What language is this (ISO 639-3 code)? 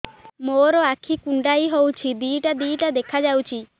ori